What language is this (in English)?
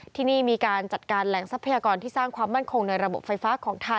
Thai